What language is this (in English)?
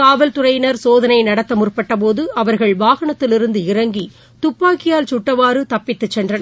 Tamil